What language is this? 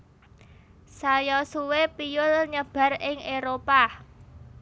Javanese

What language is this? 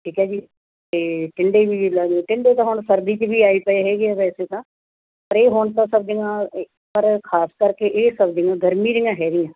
Punjabi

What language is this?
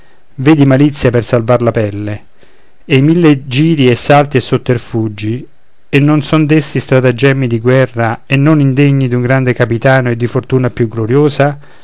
Italian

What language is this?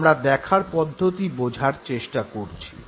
Bangla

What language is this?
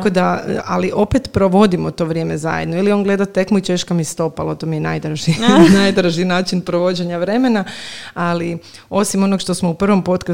Croatian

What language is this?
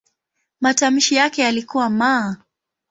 Swahili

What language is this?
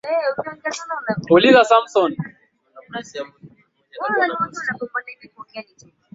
Swahili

